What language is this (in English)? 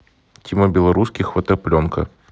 Russian